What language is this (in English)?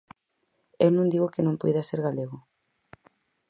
Galician